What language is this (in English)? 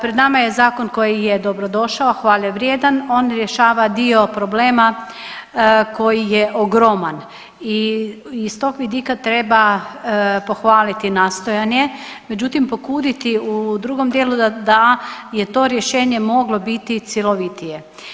Croatian